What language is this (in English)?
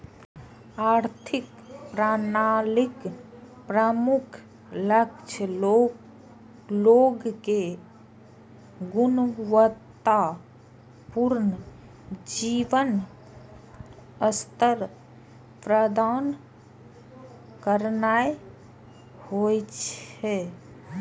Maithili